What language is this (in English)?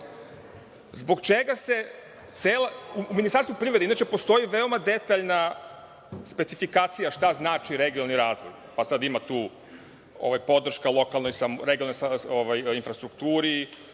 Serbian